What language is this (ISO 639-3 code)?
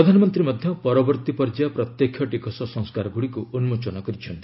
ori